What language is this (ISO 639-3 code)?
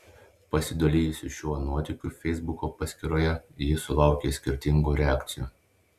lit